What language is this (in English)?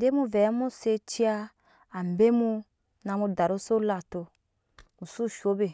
Nyankpa